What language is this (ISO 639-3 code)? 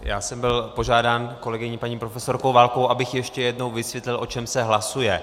ces